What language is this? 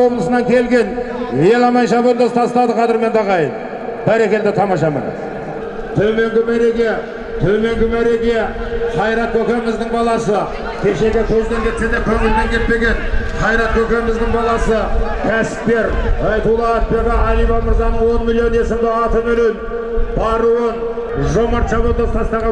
Turkish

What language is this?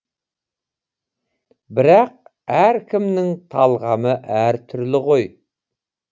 Kazakh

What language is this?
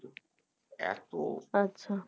Bangla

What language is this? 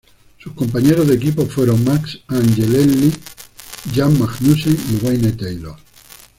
Spanish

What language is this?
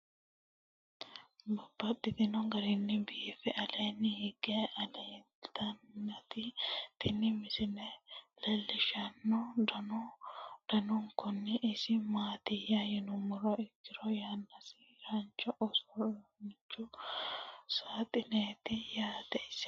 Sidamo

